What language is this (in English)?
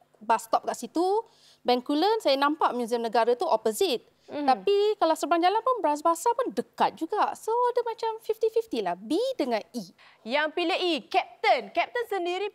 Malay